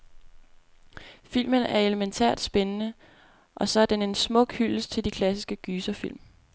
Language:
Danish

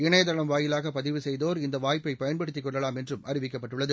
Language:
Tamil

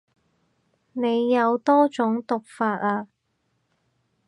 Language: Cantonese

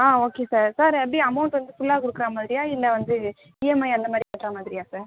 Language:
Tamil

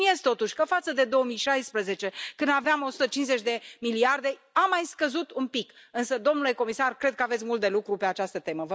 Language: Romanian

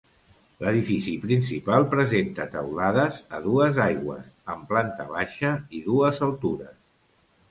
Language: Catalan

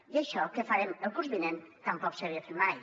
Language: Catalan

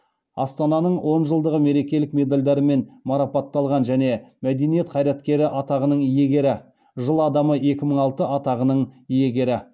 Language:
Kazakh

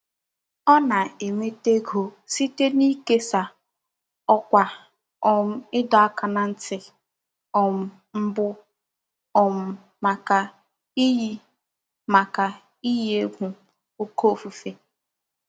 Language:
Igbo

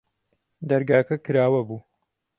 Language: Central Kurdish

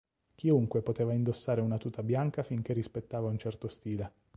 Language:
Italian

